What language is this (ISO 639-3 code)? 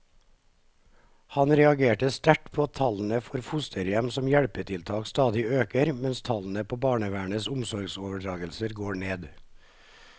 nor